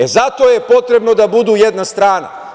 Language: Serbian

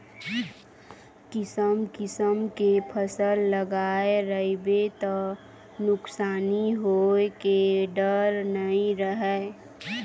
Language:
Chhattisgarhi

